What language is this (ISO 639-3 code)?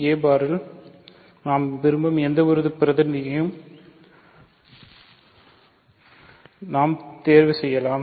tam